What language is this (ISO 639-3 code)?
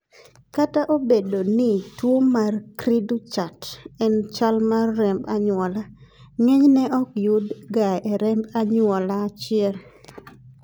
luo